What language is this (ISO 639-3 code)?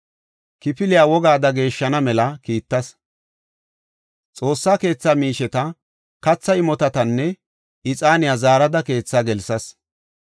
gof